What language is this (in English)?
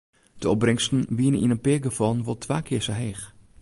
Western Frisian